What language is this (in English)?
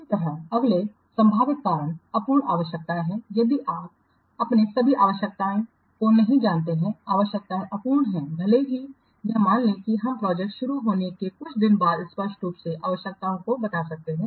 Hindi